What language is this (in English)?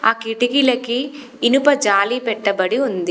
Telugu